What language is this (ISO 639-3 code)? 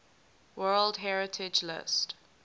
eng